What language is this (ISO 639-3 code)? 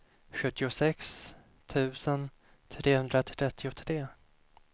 swe